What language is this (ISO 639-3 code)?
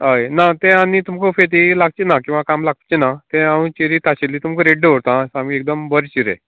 kok